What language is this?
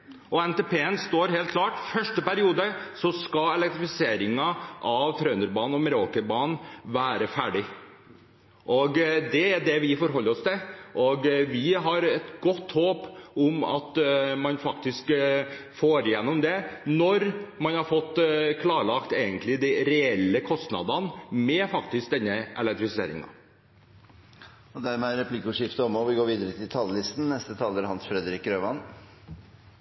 Norwegian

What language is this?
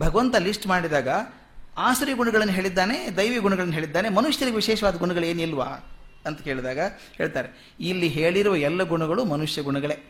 Kannada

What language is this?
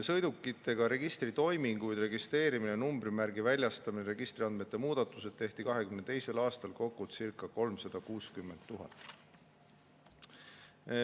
Estonian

